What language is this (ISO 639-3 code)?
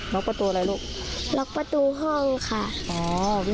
tha